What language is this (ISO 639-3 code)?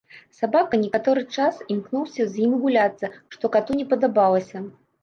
bel